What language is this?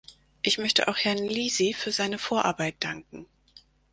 German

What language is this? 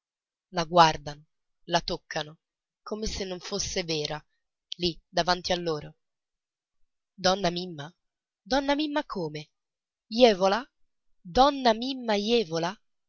Italian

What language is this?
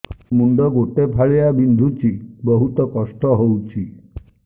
Odia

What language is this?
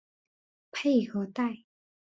Chinese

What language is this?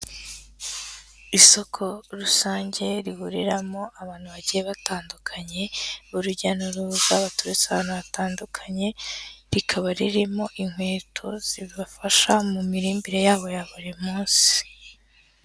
Kinyarwanda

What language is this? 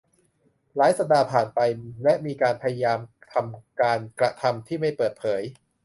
Thai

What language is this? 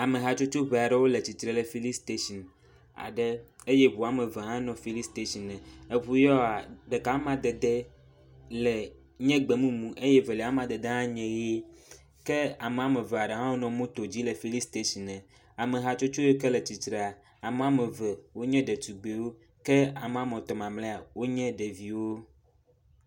Ewe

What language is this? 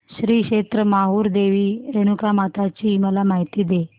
Marathi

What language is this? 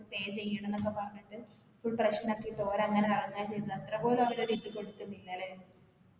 Malayalam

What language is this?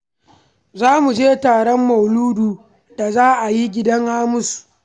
Hausa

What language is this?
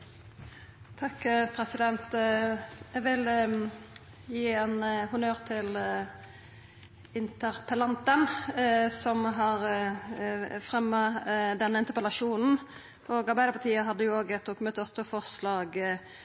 Norwegian Nynorsk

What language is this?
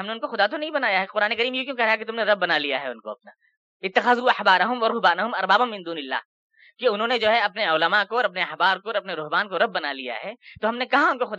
Urdu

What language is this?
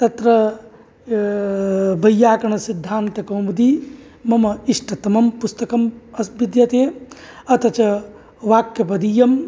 Sanskrit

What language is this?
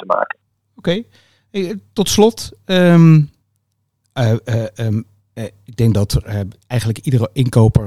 Dutch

